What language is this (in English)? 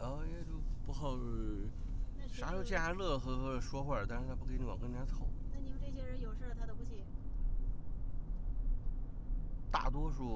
Chinese